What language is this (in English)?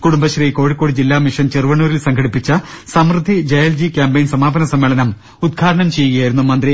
Malayalam